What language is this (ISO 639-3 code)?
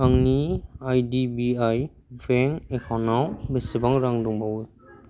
brx